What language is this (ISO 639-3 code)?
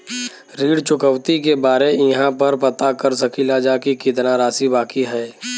bho